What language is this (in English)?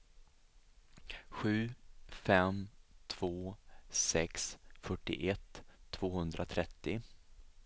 Swedish